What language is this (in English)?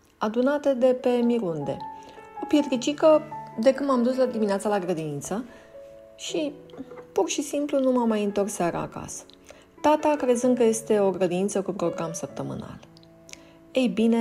Romanian